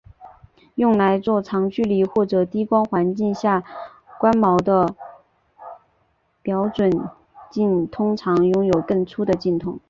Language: Chinese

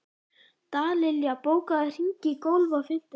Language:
Icelandic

